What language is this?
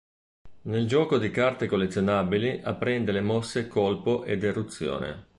Italian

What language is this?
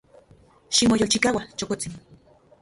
Central Puebla Nahuatl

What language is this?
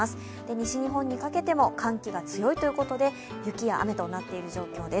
Japanese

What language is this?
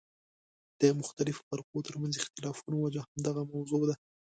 Pashto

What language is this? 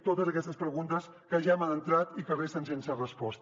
Catalan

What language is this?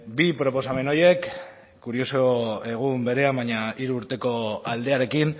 Basque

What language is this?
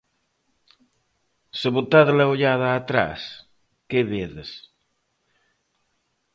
Galician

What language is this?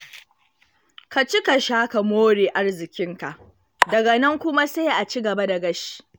Hausa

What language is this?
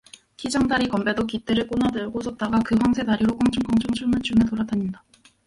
Korean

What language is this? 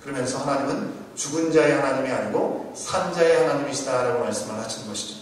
Korean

